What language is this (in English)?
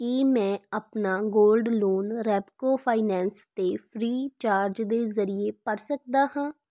Punjabi